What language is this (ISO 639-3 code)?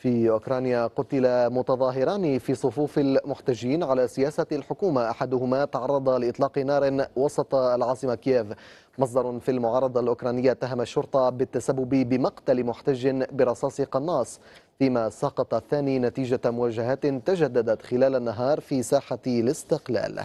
ara